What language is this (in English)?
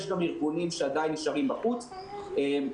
Hebrew